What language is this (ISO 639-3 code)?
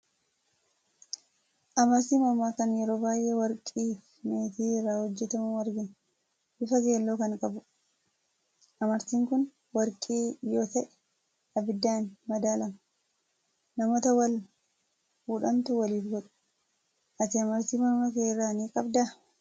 orm